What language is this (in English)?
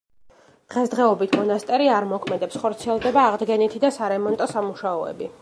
Georgian